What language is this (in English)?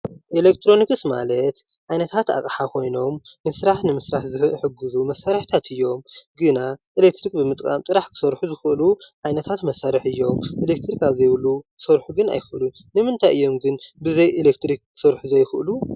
Tigrinya